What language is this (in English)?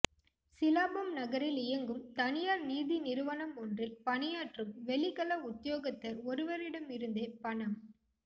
Tamil